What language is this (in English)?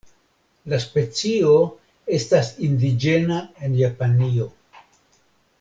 Esperanto